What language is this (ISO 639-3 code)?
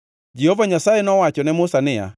luo